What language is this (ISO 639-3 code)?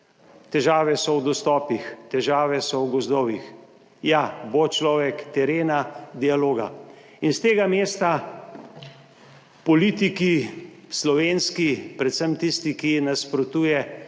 slv